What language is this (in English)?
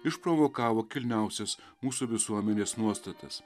Lithuanian